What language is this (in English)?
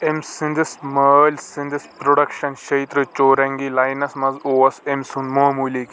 Kashmiri